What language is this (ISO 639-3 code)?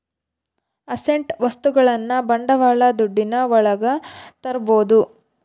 kan